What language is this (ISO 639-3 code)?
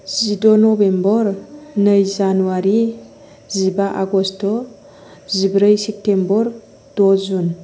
brx